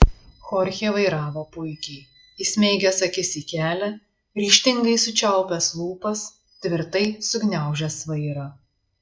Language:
Lithuanian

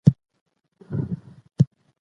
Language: Pashto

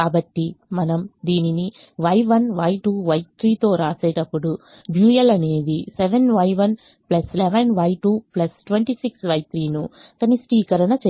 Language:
Telugu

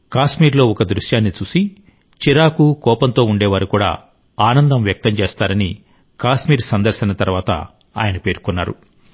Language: Telugu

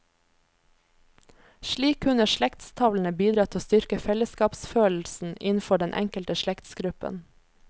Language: Norwegian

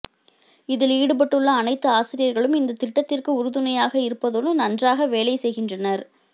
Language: Tamil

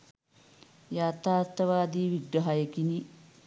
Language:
Sinhala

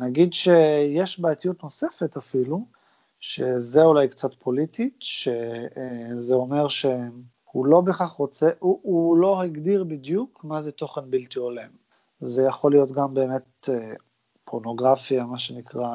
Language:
Hebrew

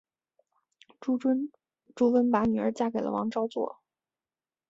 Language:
Chinese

